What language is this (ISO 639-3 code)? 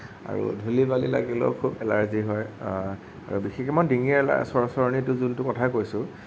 asm